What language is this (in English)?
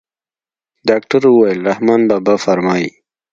Pashto